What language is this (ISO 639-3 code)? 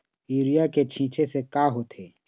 hne